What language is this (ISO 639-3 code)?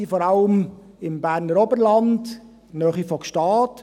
gsw